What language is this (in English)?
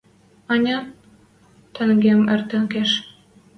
Western Mari